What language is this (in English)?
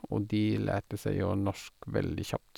Norwegian